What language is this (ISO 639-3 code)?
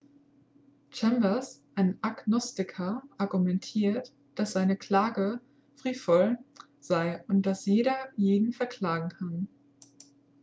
deu